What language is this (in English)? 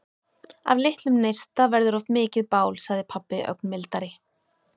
Icelandic